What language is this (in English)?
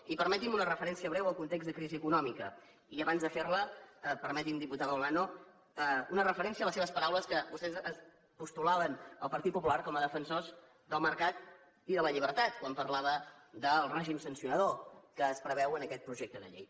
Catalan